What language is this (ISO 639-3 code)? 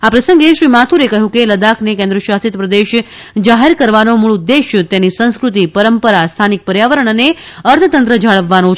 guj